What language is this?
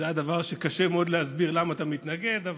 Hebrew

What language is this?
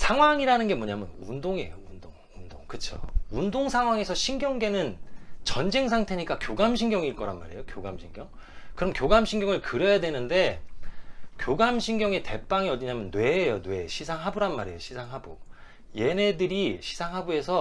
Korean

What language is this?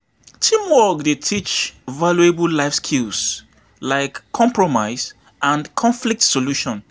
Nigerian Pidgin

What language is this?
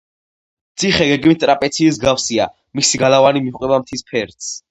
Georgian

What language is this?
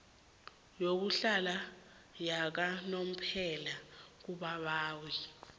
South Ndebele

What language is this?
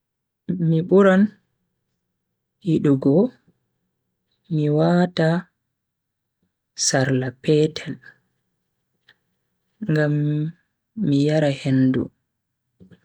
Bagirmi Fulfulde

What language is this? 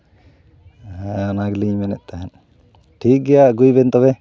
Santali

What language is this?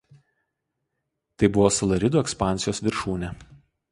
Lithuanian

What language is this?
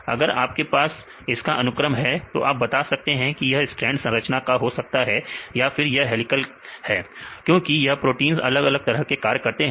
Hindi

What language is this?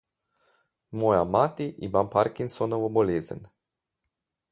Slovenian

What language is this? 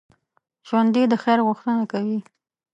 Pashto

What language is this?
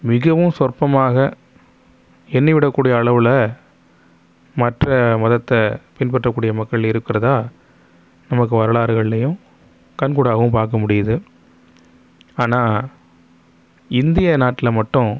Tamil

